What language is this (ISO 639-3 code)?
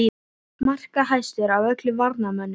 isl